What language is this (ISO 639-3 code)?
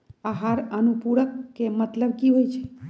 mag